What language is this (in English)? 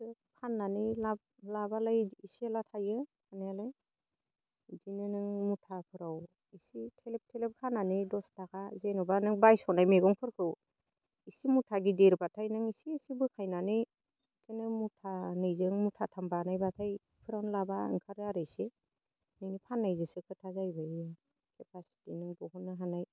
Bodo